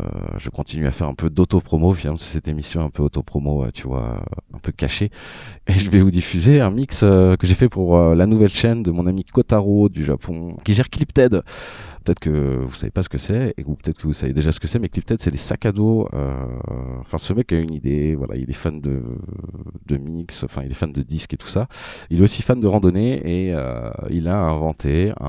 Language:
French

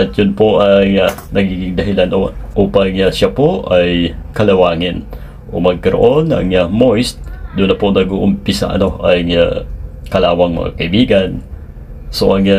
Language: Filipino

